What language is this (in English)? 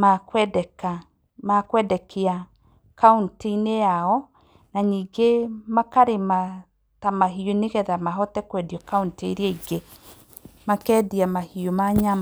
Kikuyu